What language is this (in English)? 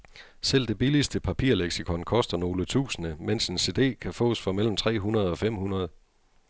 Danish